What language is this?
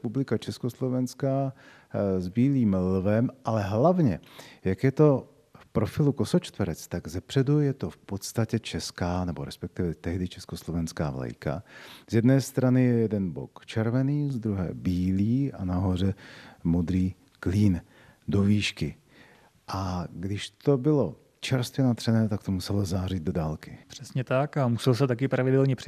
Czech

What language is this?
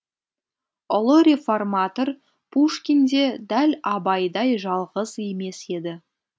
Kazakh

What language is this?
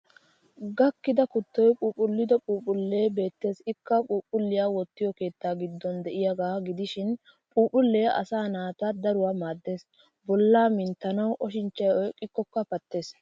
Wolaytta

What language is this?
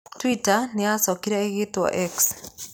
Kikuyu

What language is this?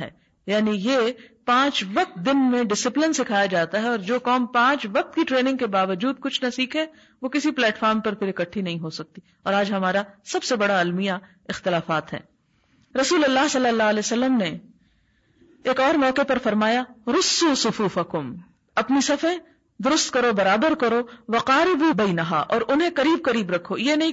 Urdu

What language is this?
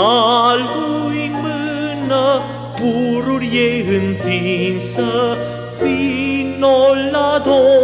Romanian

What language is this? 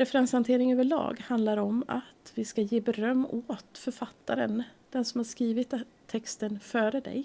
Swedish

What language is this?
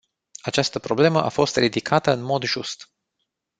Romanian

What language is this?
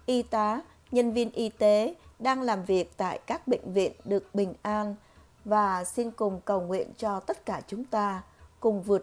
Vietnamese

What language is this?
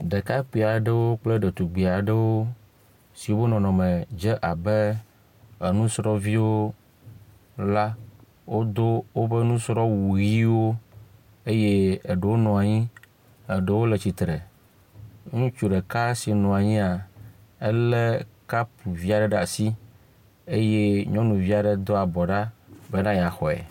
Ewe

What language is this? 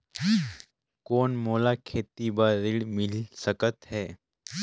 Chhattisgarhi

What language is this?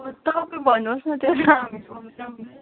Nepali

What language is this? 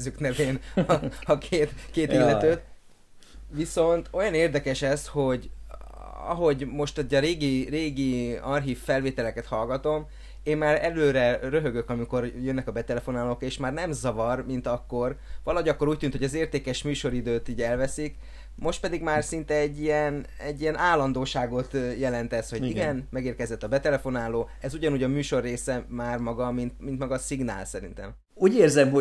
Hungarian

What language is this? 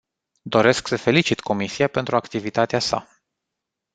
Romanian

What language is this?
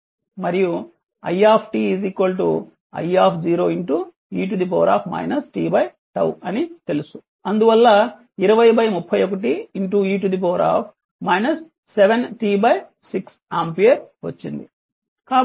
Telugu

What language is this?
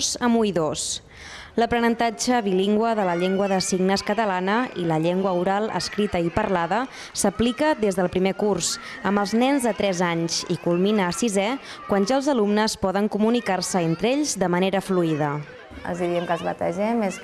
Spanish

